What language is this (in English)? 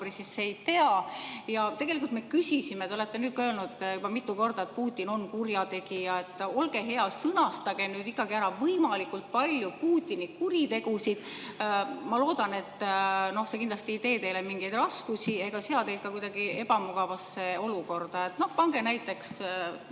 Estonian